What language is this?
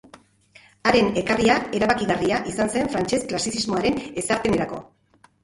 Basque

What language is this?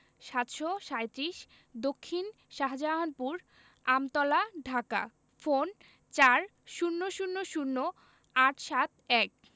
Bangla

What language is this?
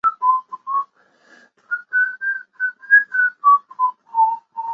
Chinese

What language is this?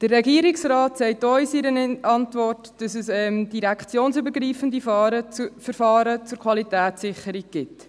Swiss German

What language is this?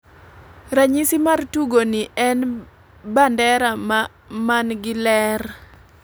Luo (Kenya and Tanzania)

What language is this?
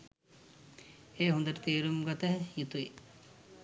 Sinhala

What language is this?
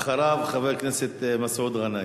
Hebrew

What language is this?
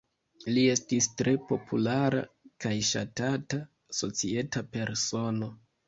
Esperanto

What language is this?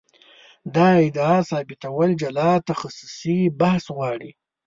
Pashto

